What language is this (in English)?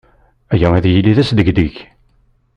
Kabyle